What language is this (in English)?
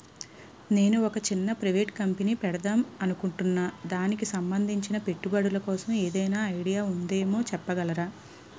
Telugu